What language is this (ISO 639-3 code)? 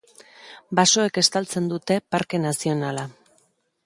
eus